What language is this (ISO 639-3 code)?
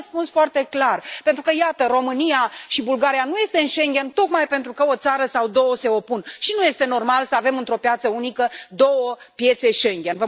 ron